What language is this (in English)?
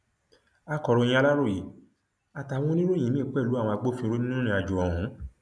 Yoruba